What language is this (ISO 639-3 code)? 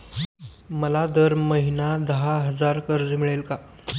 mar